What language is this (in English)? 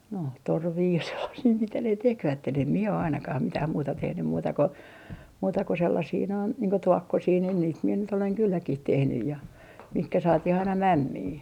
Finnish